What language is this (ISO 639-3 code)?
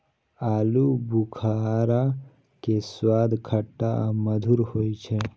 mai